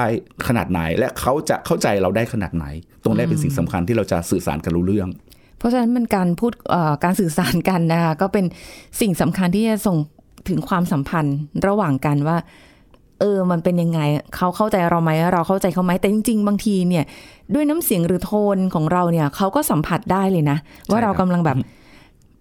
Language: Thai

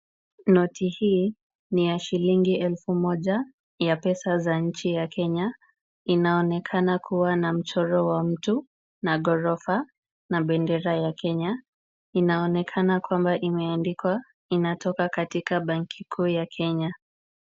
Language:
Swahili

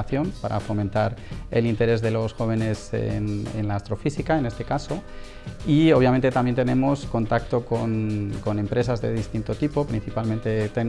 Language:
Spanish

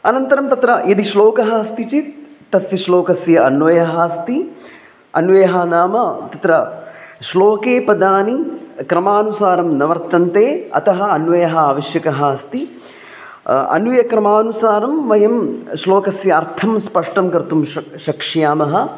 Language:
Sanskrit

